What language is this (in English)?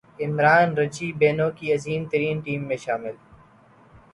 Urdu